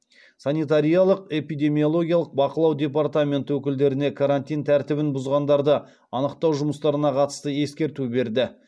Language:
Kazakh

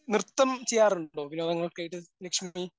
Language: Malayalam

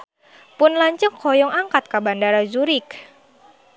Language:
Sundanese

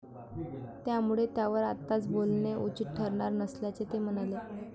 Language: Marathi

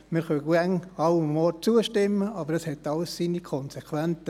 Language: Swiss German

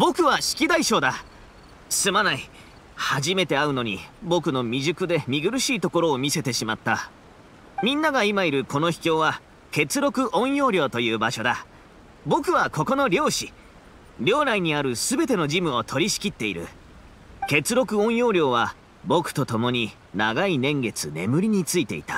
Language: Japanese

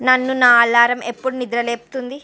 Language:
Telugu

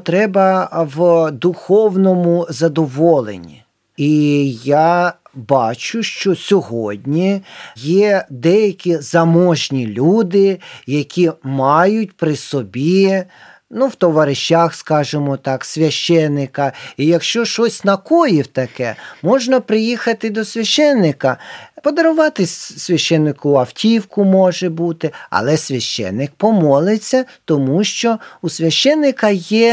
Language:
Ukrainian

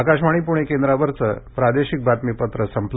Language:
Marathi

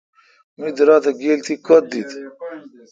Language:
Kalkoti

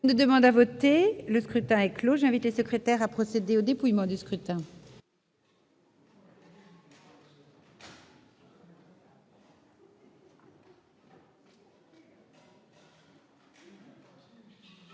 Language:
French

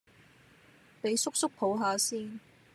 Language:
Cantonese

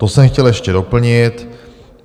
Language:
Czech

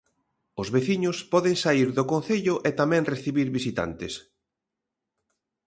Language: Galician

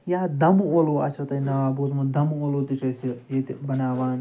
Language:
Kashmiri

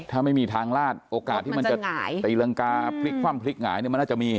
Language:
Thai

